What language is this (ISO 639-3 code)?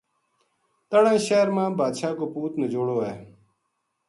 gju